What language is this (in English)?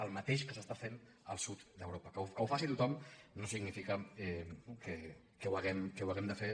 Catalan